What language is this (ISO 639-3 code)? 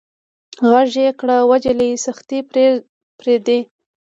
pus